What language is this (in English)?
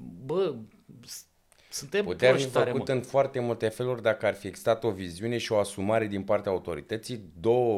Romanian